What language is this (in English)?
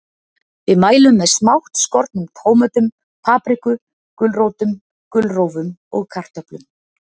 Icelandic